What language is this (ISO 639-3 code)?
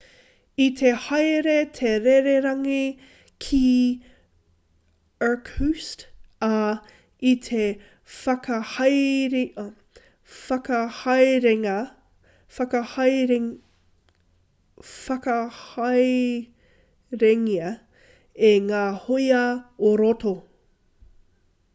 mri